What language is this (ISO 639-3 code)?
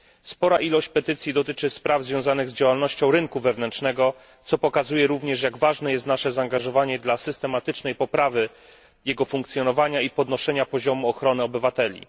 pol